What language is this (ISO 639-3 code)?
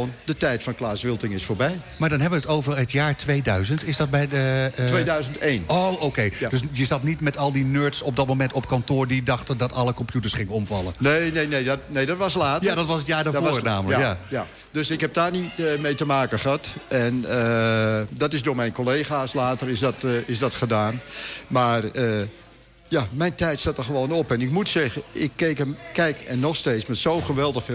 nld